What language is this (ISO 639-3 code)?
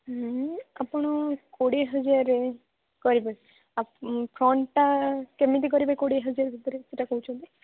ori